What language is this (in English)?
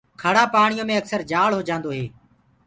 Gurgula